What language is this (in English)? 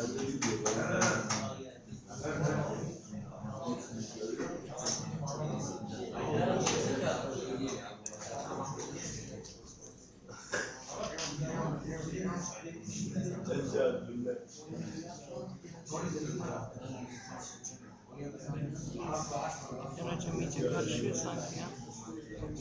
Turkish